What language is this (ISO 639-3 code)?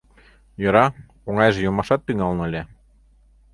chm